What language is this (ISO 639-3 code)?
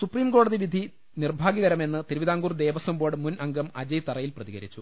mal